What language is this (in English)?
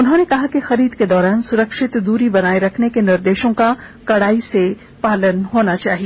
Hindi